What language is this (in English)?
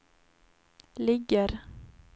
Swedish